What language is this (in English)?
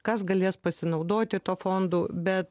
Lithuanian